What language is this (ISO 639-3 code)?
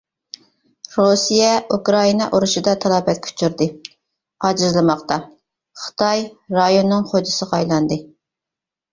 uig